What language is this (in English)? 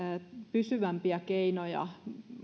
Finnish